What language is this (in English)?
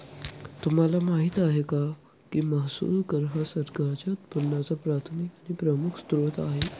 Marathi